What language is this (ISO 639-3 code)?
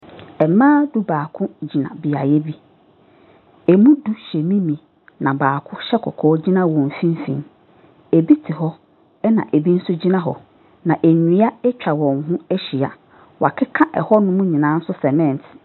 aka